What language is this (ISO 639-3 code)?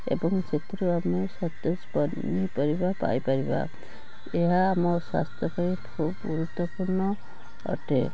ori